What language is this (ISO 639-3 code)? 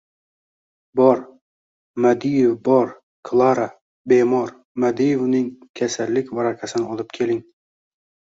uzb